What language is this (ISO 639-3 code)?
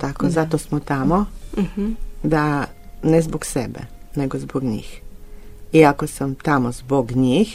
hrv